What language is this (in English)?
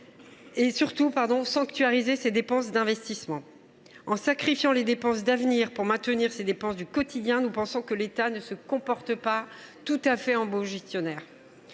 French